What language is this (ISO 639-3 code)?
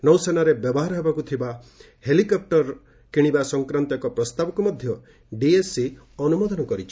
ori